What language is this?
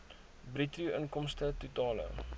Afrikaans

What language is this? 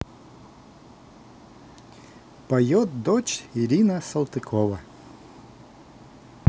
Russian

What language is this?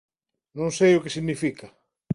Galician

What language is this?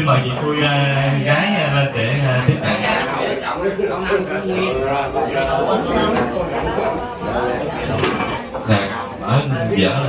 Vietnamese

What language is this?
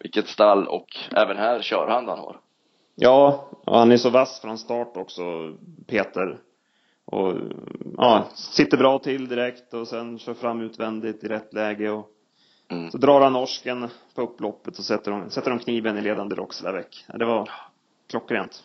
Swedish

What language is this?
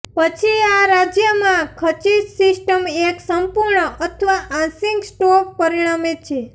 Gujarati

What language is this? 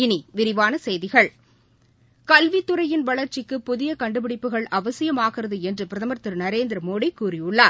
Tamil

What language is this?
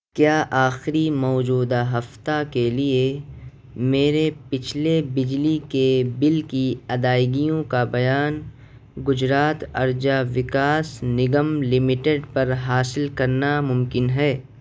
Urdu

